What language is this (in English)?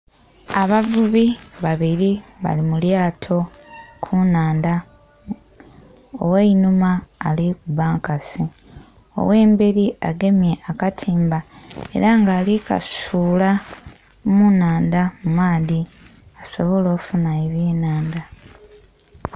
Soga